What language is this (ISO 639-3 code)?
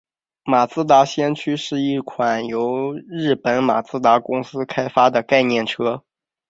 zho